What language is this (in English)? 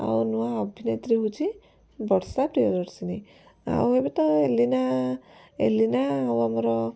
Odia